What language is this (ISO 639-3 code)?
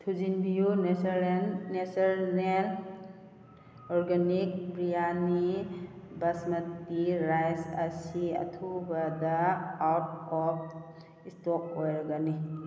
mni